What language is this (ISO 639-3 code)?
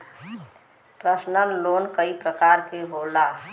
bho